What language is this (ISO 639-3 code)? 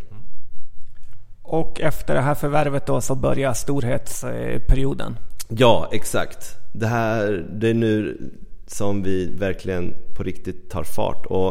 swe